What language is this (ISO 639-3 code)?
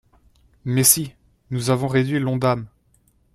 fra